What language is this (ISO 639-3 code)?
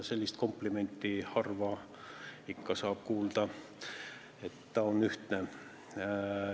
est